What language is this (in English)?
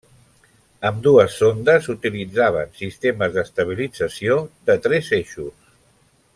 Catalan